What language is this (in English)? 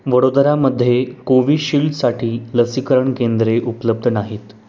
Marathi